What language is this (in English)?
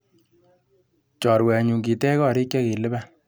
Kalenjin